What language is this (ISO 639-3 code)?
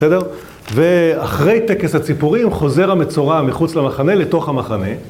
heb